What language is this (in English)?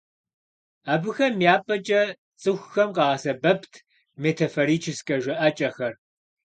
Kabardian